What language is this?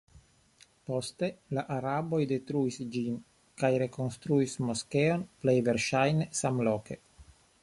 Esperanto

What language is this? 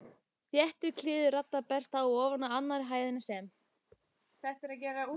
Icelandic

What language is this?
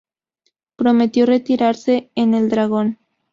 Spanish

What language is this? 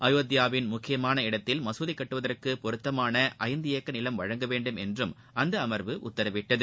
Tamil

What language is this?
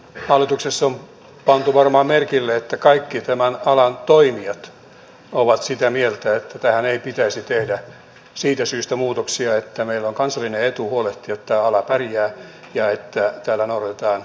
Finnish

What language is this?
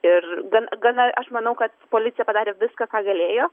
Lithuanian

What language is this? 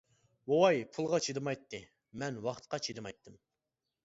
Uyghur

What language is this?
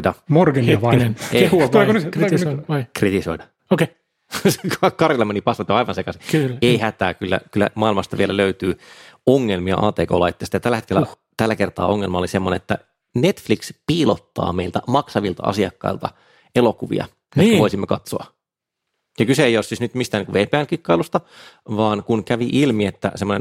Finnish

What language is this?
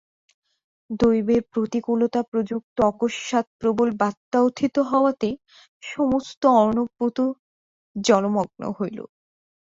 Bangla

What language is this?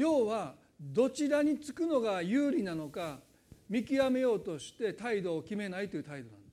Japanese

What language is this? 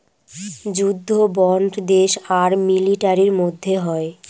Bangla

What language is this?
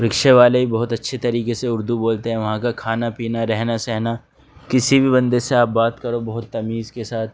Urdu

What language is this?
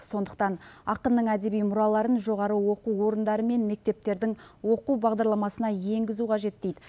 Kazakh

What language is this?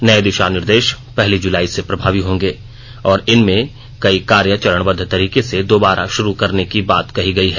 Hindi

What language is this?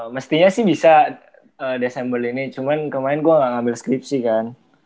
Indonesian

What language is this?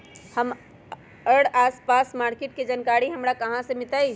Magahi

